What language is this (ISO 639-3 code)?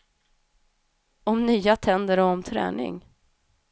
swe